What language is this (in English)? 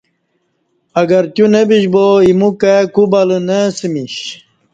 Kati